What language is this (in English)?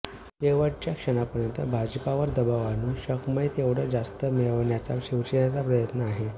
Marathi